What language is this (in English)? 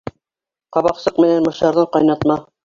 Bashkir